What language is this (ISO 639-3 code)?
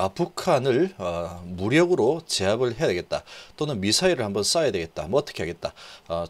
kor